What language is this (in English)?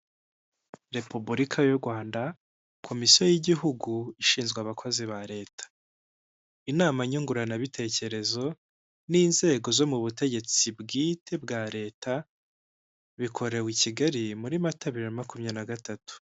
Kinyarwanda